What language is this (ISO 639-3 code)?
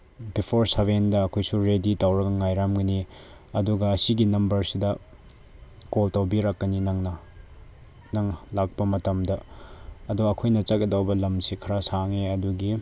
mni